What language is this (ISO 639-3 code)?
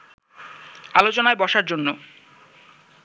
ben